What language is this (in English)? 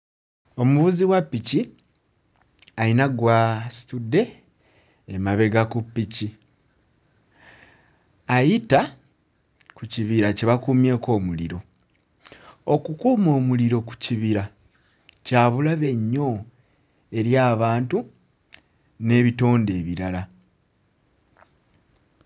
Ganda